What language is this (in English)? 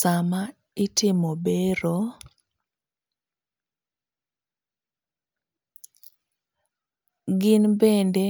Luo (Kenya and Tanzania)